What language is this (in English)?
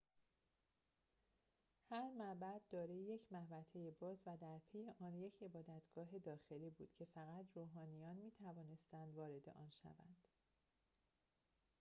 Persian